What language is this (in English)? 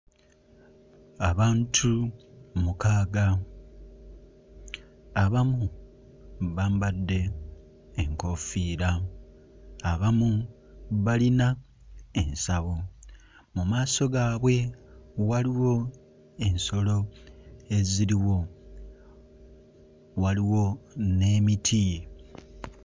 Ganda